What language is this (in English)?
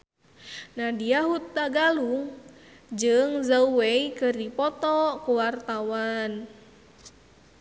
Sundanese